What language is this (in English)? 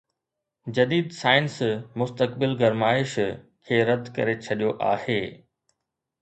Sindhi